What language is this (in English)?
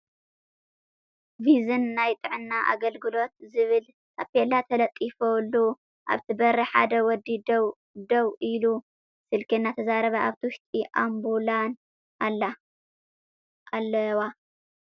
Tigrinya